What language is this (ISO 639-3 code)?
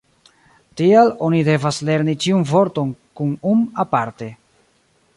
epo